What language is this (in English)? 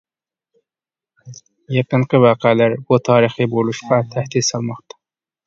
Uyghur